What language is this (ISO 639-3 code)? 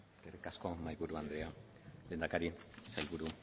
eus